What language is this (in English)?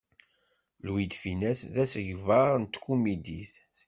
Kabyle